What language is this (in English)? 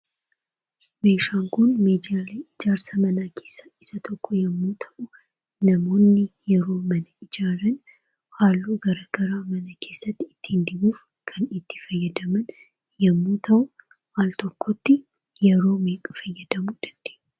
Oromo